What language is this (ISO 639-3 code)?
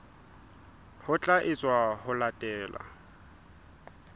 sot